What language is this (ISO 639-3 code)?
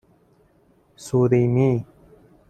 fas